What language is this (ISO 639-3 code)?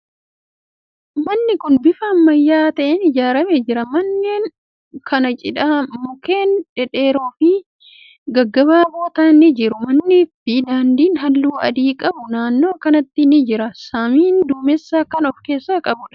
orm